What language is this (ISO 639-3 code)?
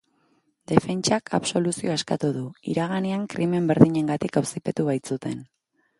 eus